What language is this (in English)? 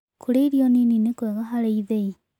Kikuyu